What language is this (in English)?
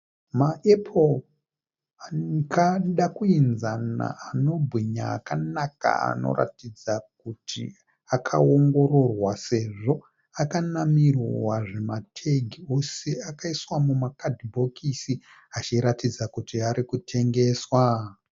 Shona